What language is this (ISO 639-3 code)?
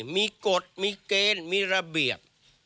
tha